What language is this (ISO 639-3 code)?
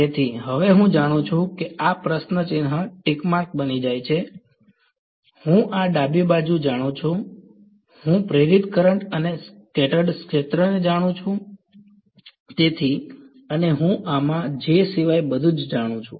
guj